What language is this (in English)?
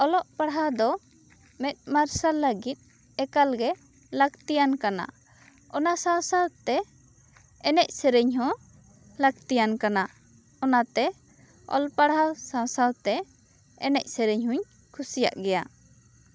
Santali